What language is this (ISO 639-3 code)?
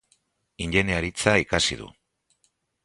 eus